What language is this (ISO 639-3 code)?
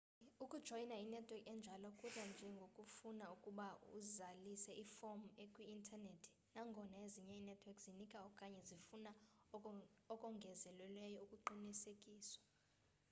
xho